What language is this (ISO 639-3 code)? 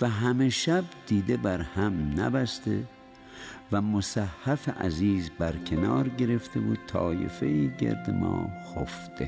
fas